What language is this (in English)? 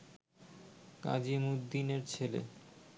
Bangla